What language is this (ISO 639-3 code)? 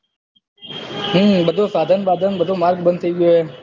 guj